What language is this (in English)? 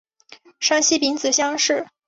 Chinese